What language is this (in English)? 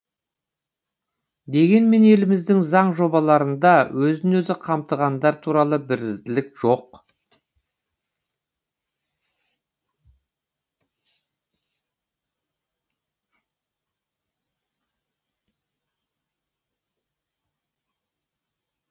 Kazakh